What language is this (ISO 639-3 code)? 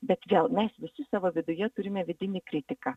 lit